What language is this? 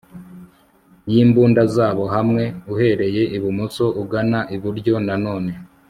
Kinyarwanda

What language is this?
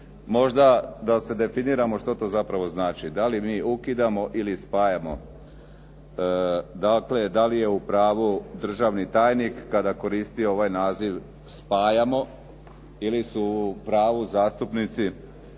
Croatian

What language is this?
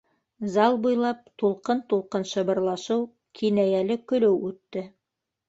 Bashkir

